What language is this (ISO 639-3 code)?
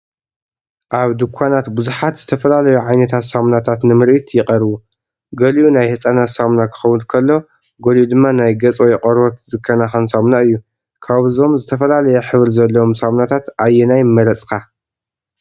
tir